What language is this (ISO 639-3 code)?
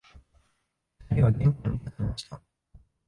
jpn